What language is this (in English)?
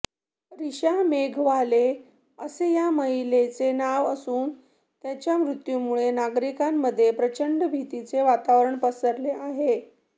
Marathi